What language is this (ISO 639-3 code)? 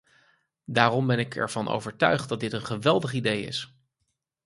nld